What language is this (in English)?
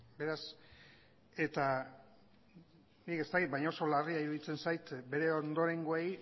Basque